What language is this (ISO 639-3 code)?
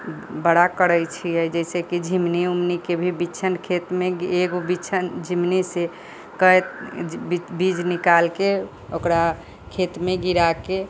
mai